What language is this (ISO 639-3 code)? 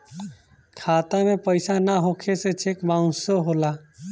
bho